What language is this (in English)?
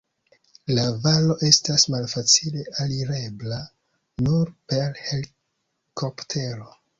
Esperanto